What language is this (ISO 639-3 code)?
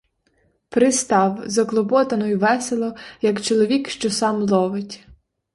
ukr